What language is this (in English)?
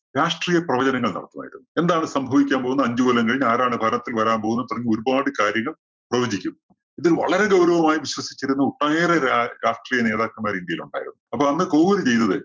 Malayalam